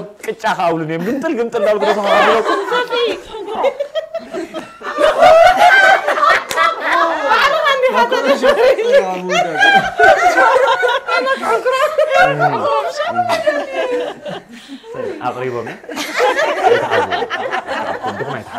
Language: Arabic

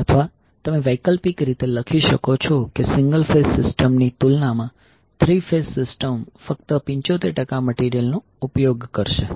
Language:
Gujarati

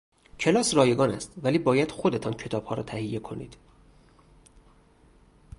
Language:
Persian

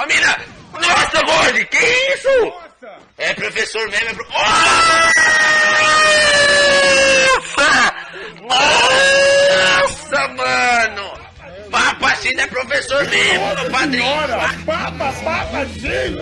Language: Portuguese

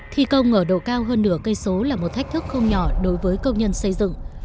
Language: Vietnamese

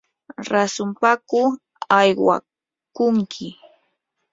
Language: Yanahuanca Pasco Quechua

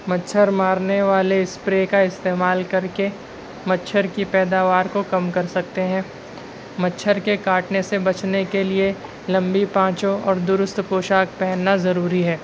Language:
Urdu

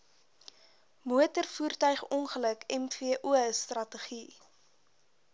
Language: Afrikaans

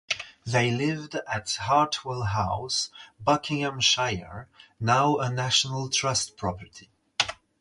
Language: English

